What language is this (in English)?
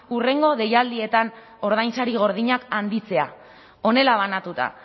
Basque